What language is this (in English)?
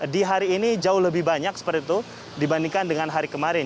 Indonesian